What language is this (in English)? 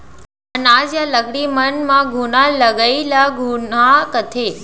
Chhattisgarhi